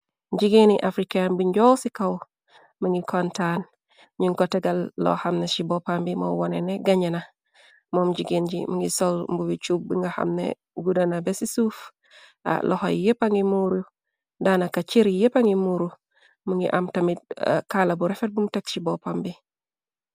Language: Wolof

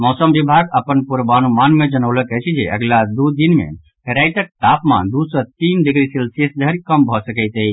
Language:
Maithili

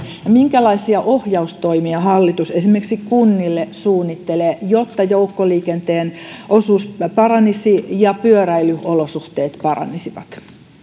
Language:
Finnish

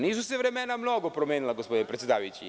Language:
Serbian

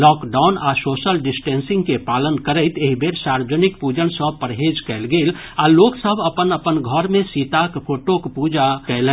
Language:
Maithili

